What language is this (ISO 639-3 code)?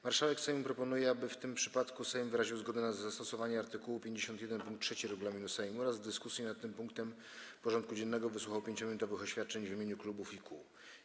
pol